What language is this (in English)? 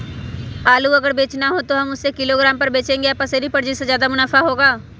Magahi